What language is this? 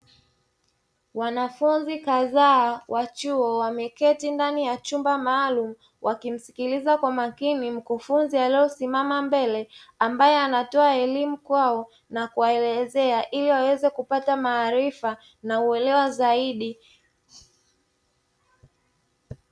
Swahili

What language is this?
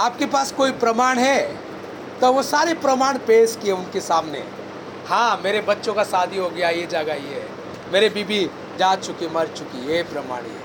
Hindi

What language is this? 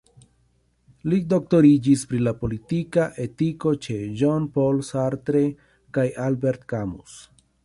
Esperanto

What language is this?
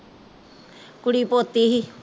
Punjabi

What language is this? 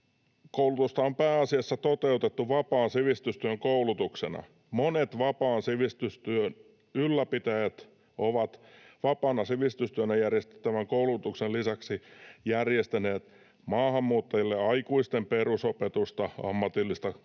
Finnish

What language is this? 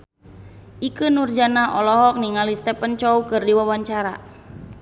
Sundanese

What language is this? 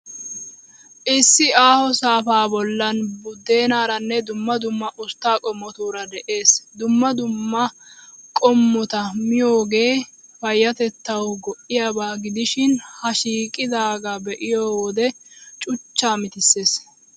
Wolaytta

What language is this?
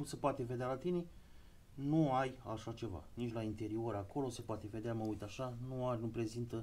Romanian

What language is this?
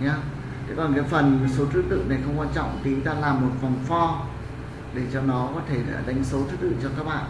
Vietnamese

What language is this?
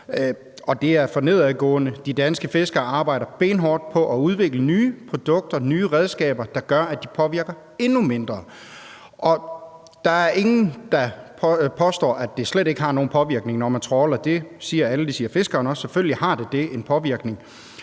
Danish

